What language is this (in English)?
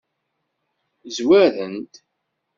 Kabyle